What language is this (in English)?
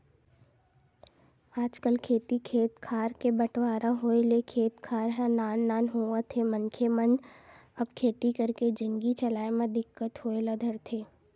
Chhattisgarhi